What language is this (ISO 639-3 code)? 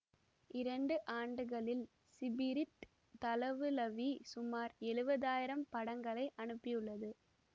tam